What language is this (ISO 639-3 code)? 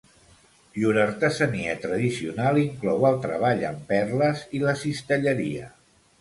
cat